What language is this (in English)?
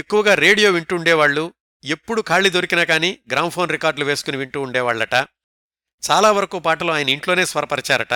Telugu